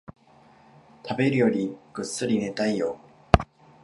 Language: Japanese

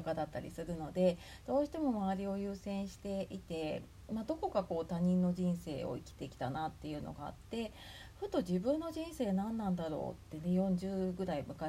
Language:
Japanese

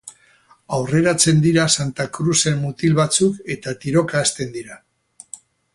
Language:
Basque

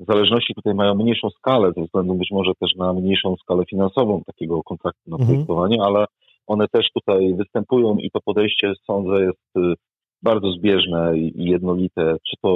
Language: Polish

